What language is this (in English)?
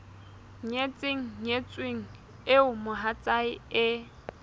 Southern Sotho